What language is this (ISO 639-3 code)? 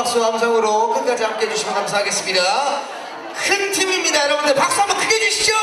kor